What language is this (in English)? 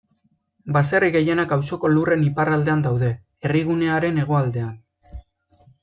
Basque